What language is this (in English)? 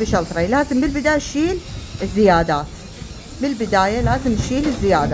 Arabic